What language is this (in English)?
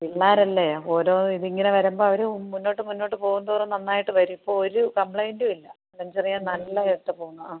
Malayalam